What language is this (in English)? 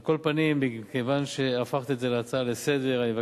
Hebrew